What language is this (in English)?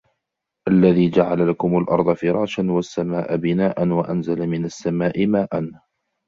Arabic